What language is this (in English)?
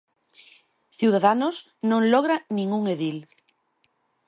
Galician